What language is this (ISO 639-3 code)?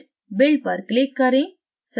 hin